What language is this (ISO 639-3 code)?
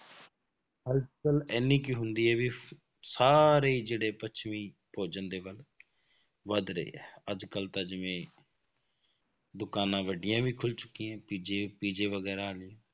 pan